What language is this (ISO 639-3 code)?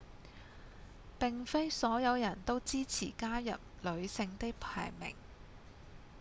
yue